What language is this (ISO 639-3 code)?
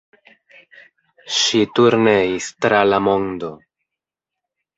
epo